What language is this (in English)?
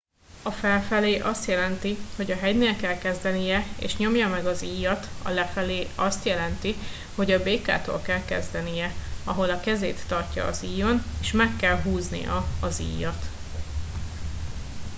Hungarian